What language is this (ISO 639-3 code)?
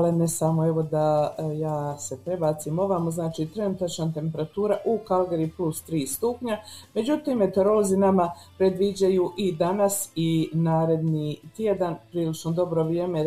hrv